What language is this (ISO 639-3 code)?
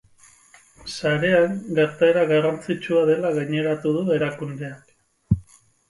eus